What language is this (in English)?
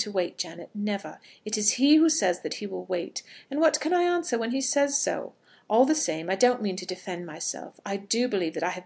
English